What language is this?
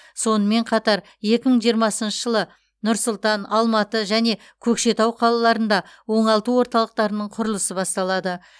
Kazakh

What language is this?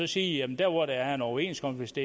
Danish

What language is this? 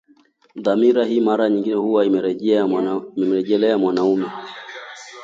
Swahili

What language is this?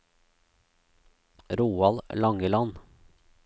Norwegian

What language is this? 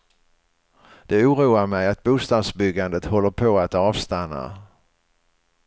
Swedish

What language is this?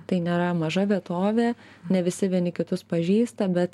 Lithuanian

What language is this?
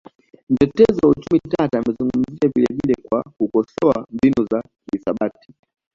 Swahili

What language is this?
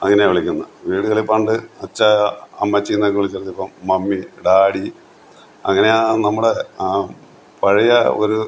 Malayalam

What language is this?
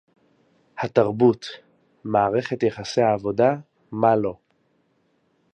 Hebrew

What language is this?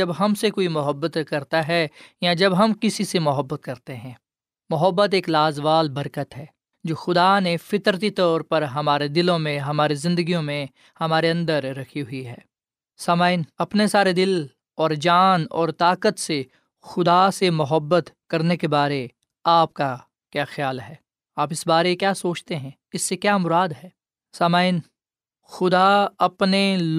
Urdu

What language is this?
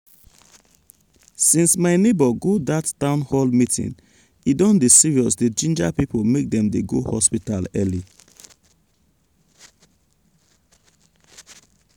Nigerian Pidgin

